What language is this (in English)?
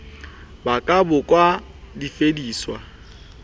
Southern Sotho